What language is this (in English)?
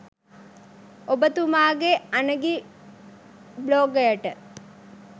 Sinhala